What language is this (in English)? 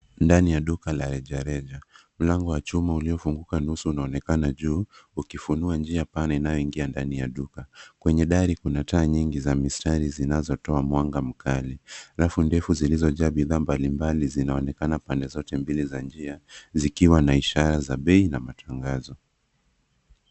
Swahili